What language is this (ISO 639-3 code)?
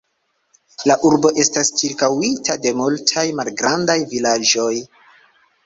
epo